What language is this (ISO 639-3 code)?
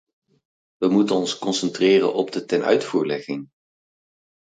nld